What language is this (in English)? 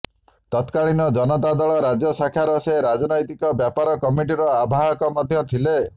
Odia